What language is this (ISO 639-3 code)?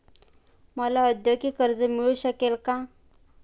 mar